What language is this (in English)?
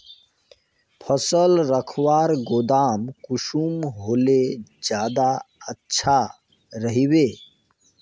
Magahi